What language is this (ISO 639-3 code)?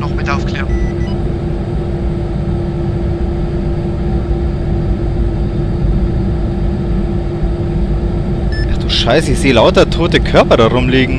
deu